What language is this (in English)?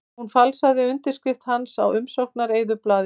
Icelandic